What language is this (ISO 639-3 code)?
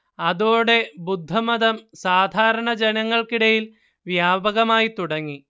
mal